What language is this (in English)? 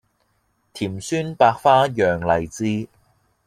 Cantonese